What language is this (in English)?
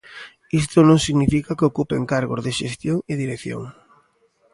Galician